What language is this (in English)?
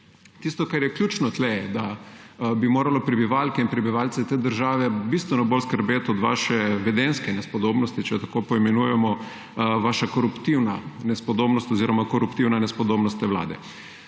Slovenian